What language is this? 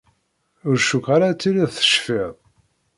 Kabyle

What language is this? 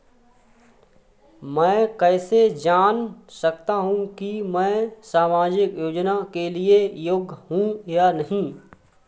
Hindi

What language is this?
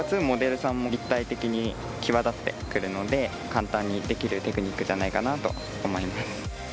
Japanese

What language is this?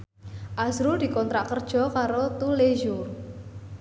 Javanese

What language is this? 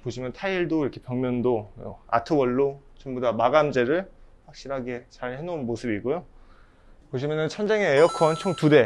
Korean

